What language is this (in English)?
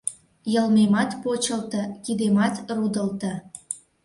Mari